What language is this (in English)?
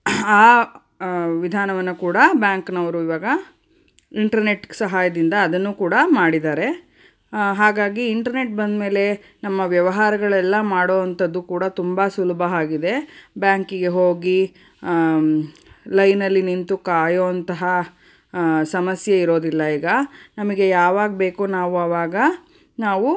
Kannada